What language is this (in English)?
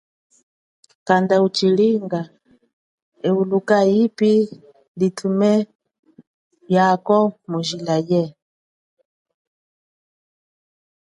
Chokwe